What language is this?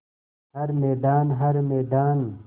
Hindi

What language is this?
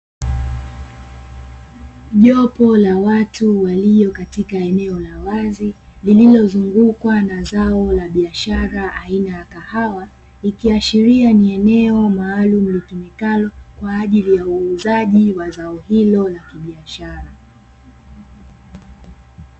Swahili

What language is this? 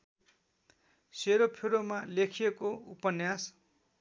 Nepali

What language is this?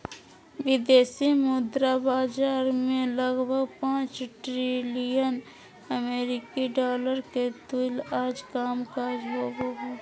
Magahi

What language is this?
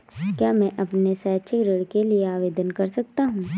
Hindi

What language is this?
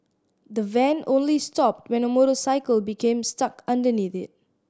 English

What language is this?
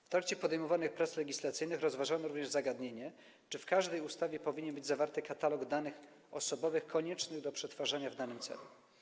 Polish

